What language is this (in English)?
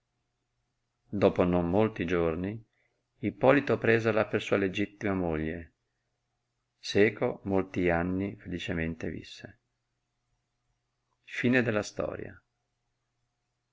Italian